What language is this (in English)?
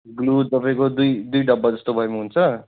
Nepali